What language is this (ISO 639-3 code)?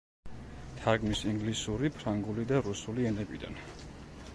kat